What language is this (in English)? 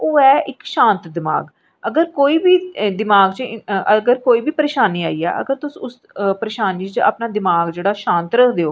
Dogri